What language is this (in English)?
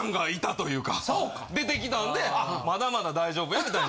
Japanese